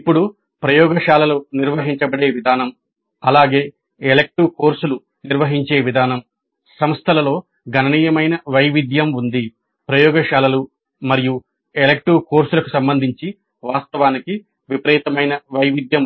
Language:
Telugu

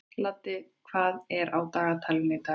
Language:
Icelandic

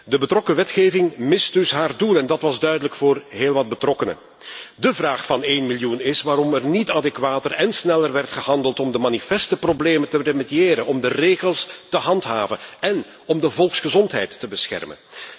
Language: Dutch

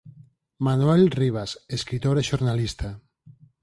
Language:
Galician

